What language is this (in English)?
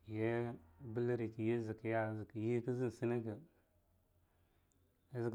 Longuda